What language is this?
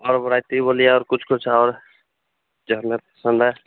Hindi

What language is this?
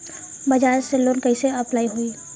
Bhojpuri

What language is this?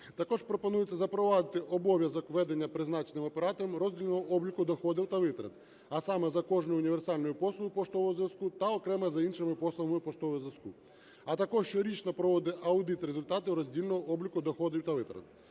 Ukrainian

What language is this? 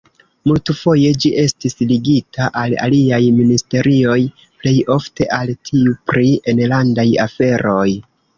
Esperanto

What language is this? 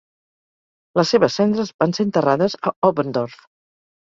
Catalan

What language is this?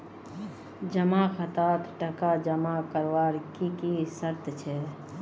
Magahi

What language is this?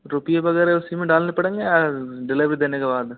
Hindi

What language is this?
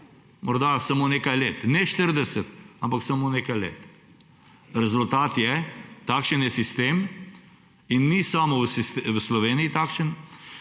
Slovenian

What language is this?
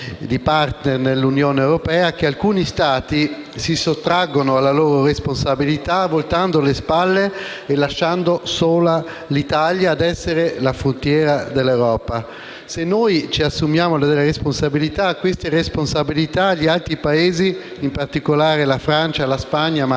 Italian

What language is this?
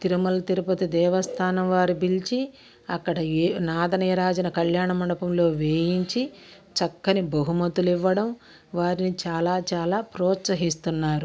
Telugu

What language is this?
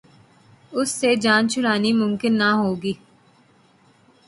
Urdu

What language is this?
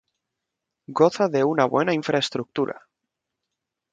Spanish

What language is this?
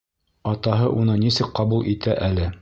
Bashkir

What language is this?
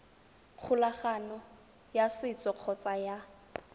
Tswana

